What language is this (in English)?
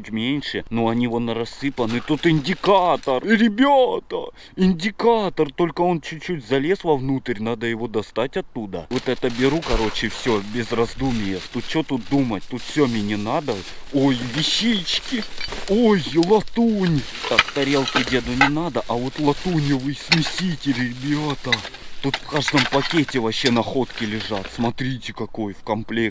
Russian